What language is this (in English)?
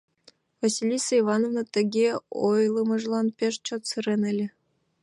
Mari